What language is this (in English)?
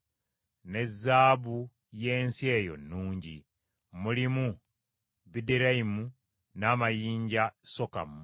Ganda